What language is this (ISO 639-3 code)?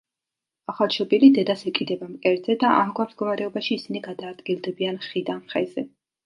kat